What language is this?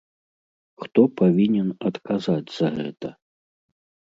Belarusian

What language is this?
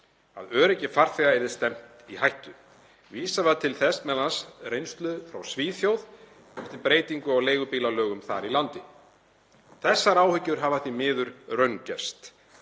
Icelandic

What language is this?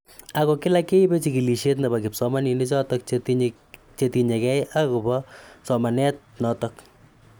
Kalenjin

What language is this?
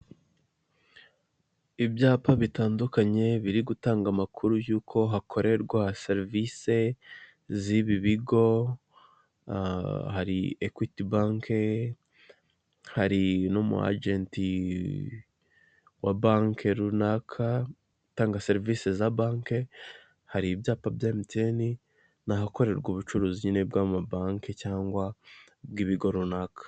Kinyarwanda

